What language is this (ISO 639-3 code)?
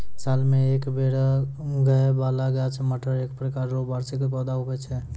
mai